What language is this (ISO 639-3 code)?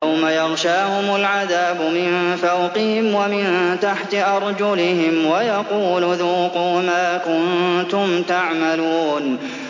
ara